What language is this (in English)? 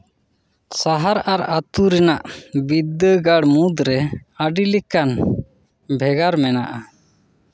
Santali